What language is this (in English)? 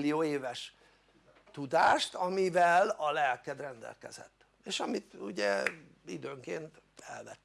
Hungarian